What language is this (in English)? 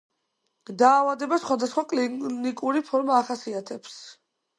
Georgian